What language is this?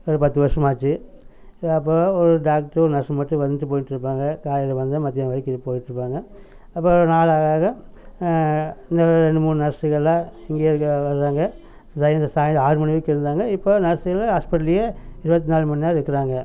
Tamil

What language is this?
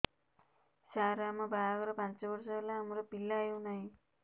Odia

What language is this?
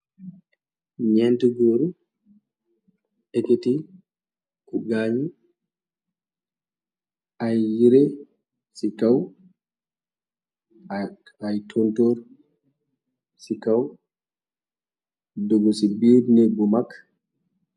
Wolof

